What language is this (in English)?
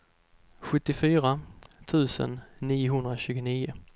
Swedish